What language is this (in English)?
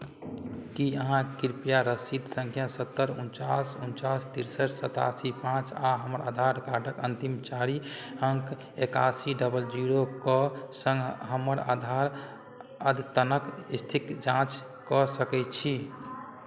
Maithili